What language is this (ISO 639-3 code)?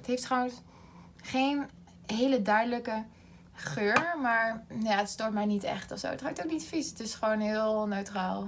nld